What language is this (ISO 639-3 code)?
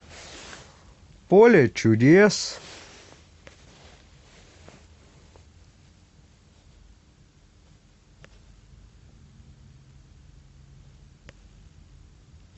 rus